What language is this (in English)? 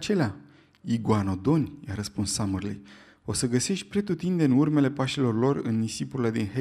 Romanian